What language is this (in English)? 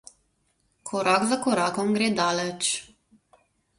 Slovenian